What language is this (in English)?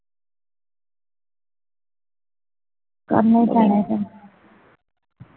Punjabi